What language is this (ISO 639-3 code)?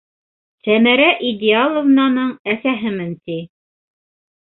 bak